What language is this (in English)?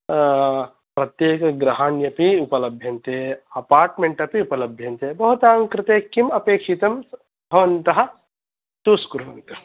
Sanskrit